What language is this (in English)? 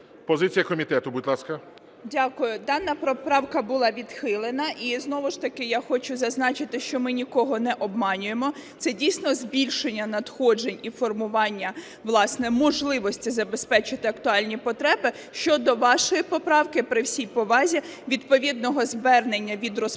Ukrainian